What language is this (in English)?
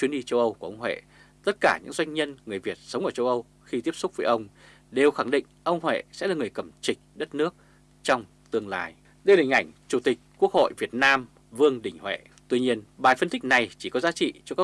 Vietnamese